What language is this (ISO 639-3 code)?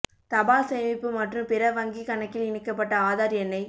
tam